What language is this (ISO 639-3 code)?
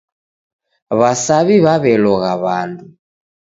dav